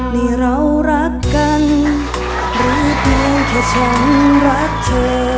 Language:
Thai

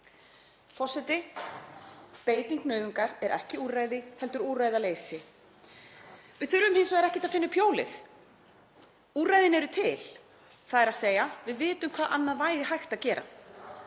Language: Icelandic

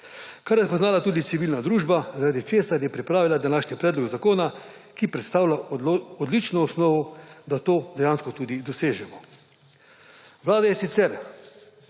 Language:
Slovenian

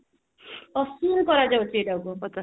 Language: Odia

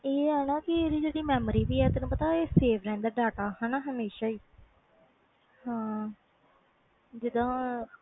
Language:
Punjabi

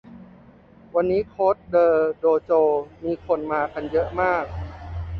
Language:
Thai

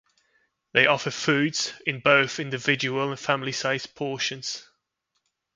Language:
English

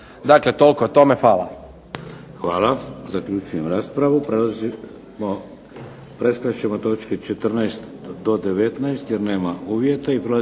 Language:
Croatian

